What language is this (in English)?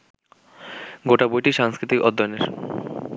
Bangla